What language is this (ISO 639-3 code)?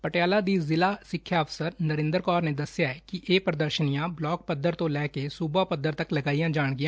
pan